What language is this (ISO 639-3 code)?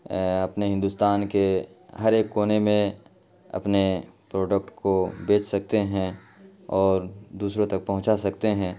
urd